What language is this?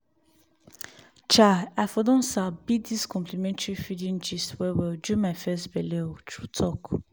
Nigerian Pidgin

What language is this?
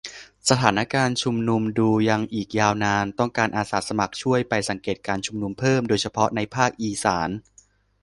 Thai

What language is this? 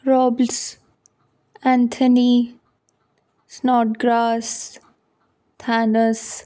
Punjabi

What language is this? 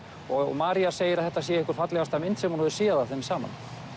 Icelandic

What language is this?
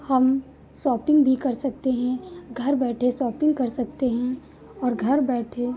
Hindi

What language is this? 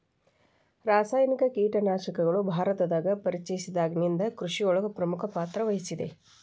Kannada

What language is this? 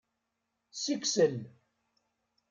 Kabyle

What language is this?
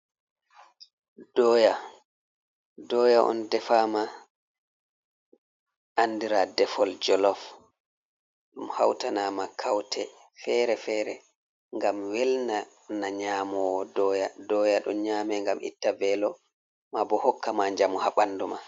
Fula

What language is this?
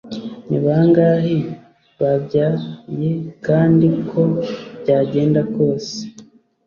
Kinyarwanda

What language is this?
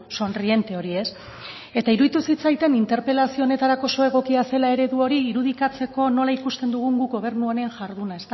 Basque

